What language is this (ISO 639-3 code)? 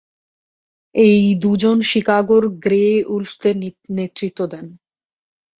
ben